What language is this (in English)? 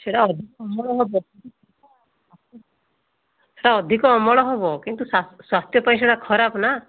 Odia